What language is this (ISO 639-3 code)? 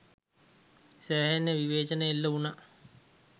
sin